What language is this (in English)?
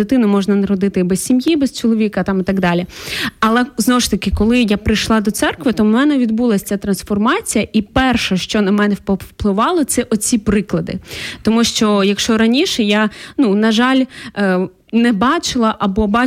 Ukrainian